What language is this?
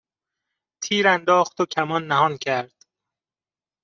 Persian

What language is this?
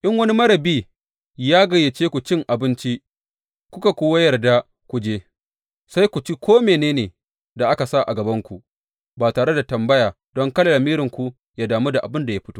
Hausa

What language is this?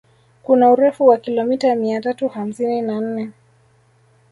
Swahili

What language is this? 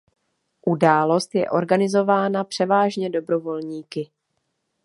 Czech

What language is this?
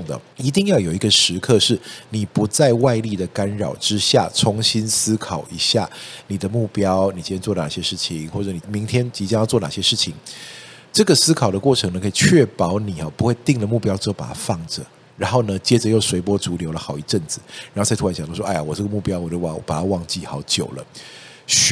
Chinese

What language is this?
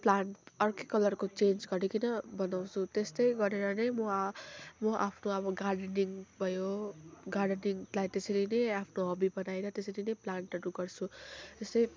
Nepali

